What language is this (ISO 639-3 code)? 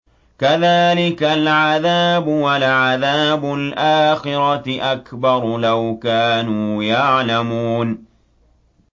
ara